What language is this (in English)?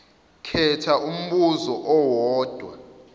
Zulu